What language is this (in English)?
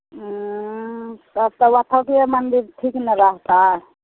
Maithili